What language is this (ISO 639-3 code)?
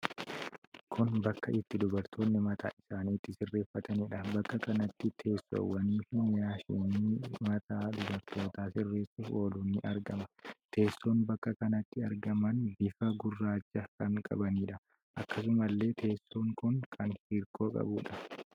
orm